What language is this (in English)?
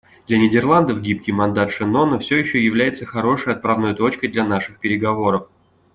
Russian